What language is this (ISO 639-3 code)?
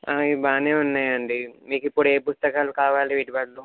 tel